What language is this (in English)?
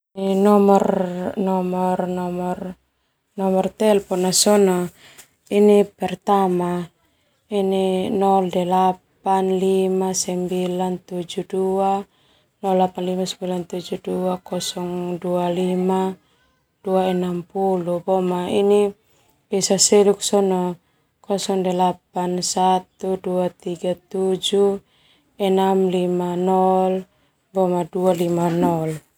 Termanu